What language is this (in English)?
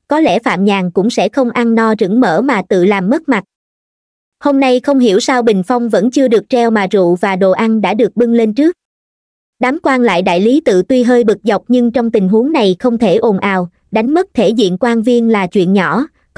Vietnamese